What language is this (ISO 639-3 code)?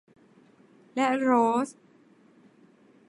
tha